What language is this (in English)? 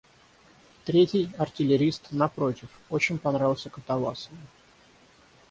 Russian